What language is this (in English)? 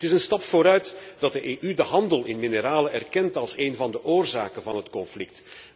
Dutch